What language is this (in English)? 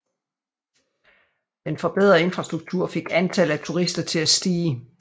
Danish